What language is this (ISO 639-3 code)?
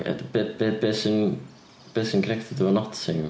cym